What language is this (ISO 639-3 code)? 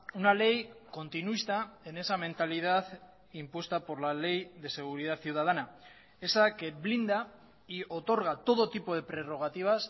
spa